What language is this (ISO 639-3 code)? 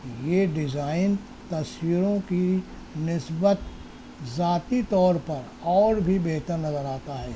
urd